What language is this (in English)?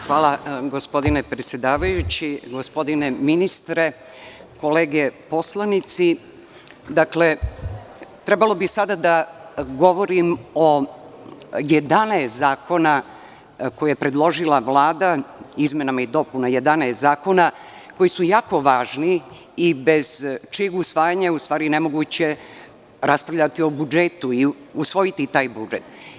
Serbian